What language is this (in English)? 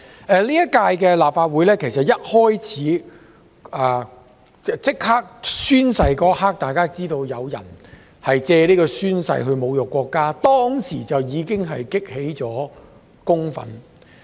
Cantonese